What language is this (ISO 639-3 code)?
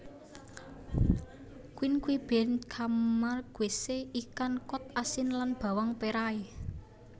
jav